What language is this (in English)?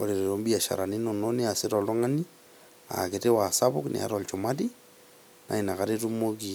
Masai